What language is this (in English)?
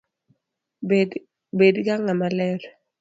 Luo (Kenya and Tanzania)